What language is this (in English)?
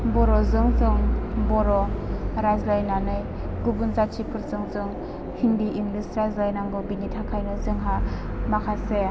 Bodo